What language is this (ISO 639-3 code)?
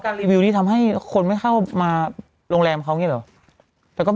tha